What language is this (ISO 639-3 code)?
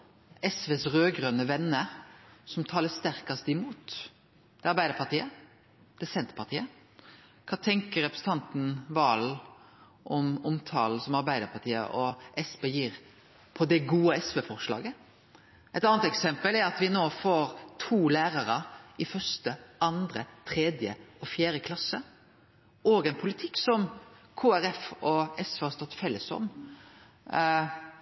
nno